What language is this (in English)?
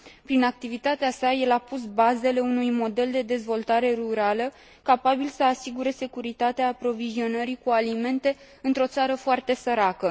Romanian